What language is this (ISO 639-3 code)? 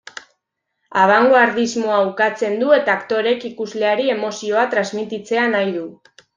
eus